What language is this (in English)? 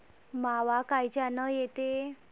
Marathi